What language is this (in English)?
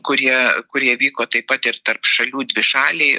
Lithuanian